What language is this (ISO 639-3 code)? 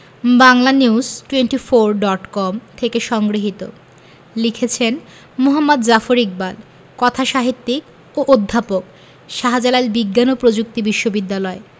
ben